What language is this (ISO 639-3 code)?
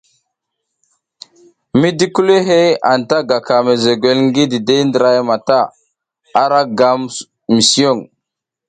giz